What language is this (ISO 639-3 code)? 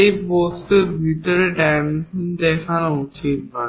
ben